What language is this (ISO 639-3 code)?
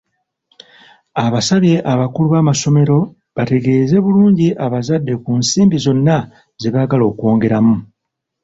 lug